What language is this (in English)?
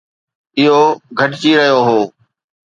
Sindhi